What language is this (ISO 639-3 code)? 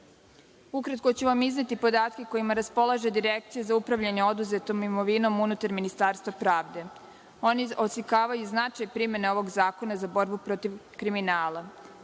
srp